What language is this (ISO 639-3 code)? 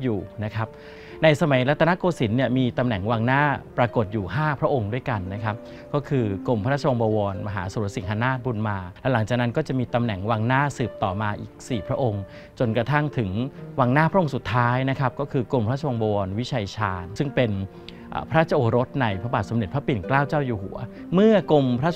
tha